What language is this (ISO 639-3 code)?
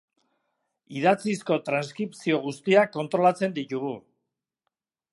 eus